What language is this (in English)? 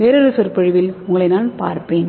Tamil